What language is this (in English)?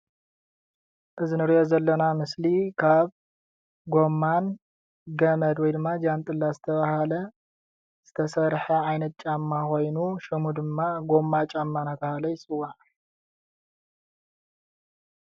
Tigrinya